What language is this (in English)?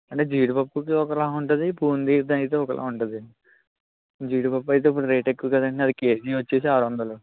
Telugu